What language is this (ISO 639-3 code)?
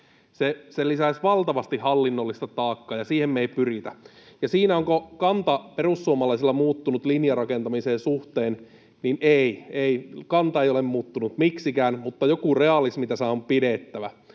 fin